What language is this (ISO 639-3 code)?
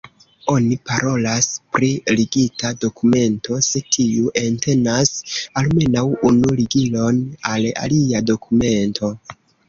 epo